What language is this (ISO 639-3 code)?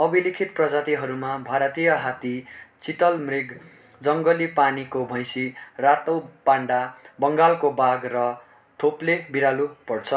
nep